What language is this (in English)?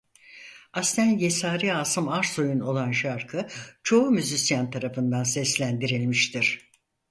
Turkish